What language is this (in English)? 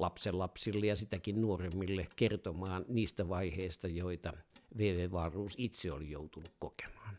Finnish